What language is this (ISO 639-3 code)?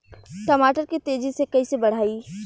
bho